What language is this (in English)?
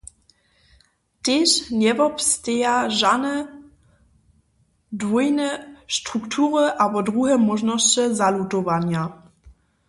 Upper Sorbian